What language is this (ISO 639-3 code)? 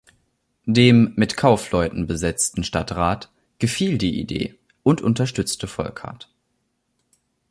deu